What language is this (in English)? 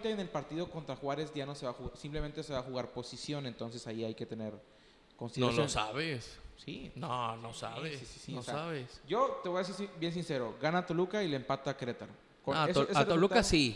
Spanish